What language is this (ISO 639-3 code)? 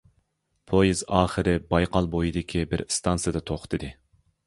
uig